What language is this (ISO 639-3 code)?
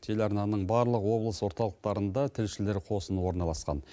kaz